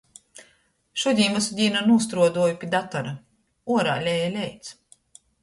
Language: Latgalian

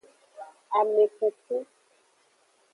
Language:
Aja (Benin)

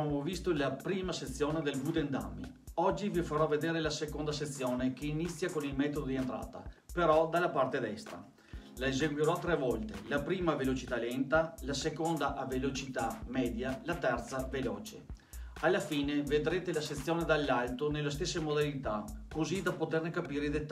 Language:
Italian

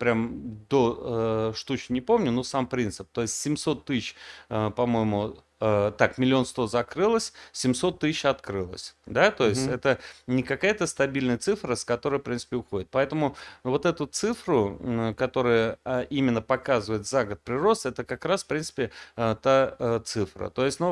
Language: Russian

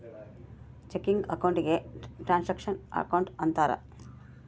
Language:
Kannada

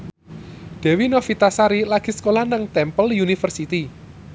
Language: Javanese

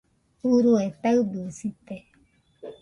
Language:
Nüpode Huitoto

